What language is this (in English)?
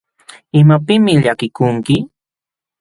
Jauja Wanca Quechua